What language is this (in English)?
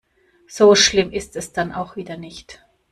German